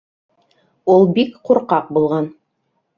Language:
Bashkir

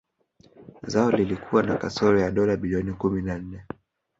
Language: Swahili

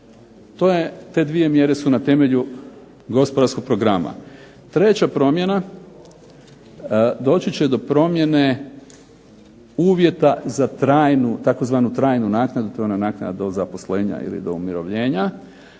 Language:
Croatian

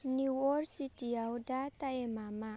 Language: Bodo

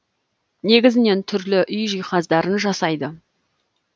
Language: Kazakh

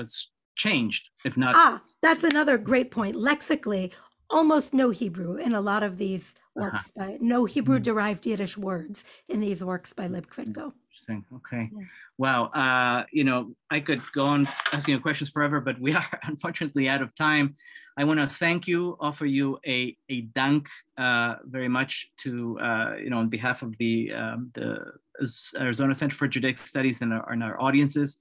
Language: English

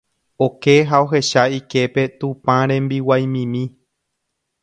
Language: Guarani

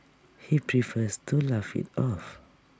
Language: English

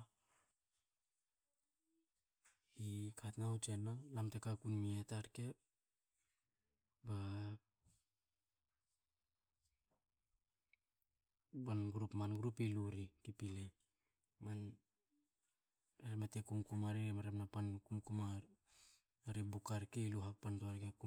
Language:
Hakö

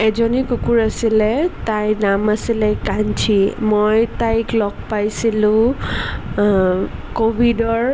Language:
Assamese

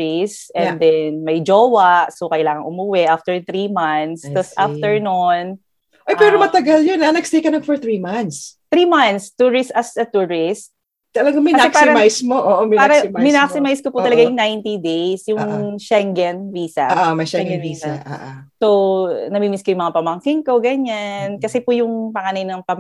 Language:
Filipino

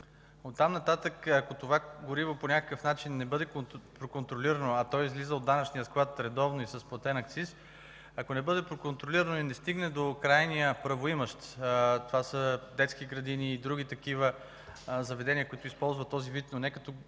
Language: Bulgarian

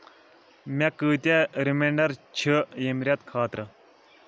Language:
Kashmiri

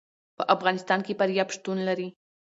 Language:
Pashto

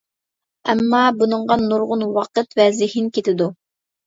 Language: Uyghur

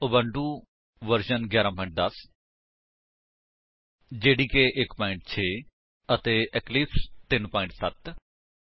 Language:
Punjabi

